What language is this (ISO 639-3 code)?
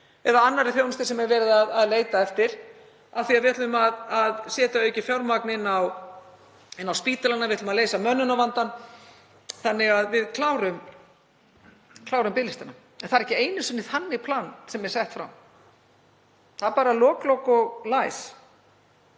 isl